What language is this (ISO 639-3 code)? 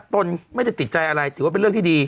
tha